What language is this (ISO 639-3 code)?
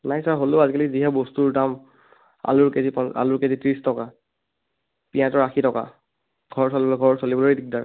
asm